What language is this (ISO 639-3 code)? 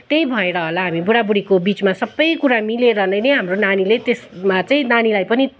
nep